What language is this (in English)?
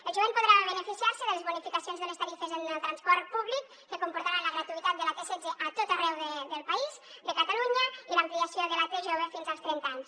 Catalan